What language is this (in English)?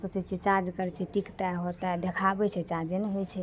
Maithili